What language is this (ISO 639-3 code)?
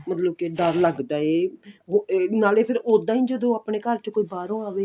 pan